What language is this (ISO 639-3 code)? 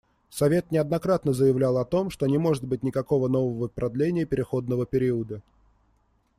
rus